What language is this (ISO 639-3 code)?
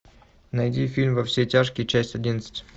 rus